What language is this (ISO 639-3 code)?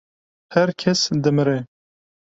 kur